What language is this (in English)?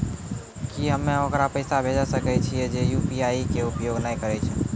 Maithili